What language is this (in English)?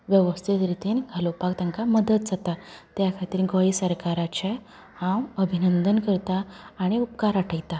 Konkani